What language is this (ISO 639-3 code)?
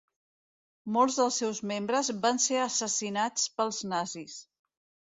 cat